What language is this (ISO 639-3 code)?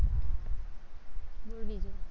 guj